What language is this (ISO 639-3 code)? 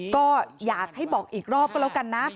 tha